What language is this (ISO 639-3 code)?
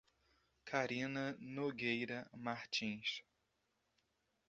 por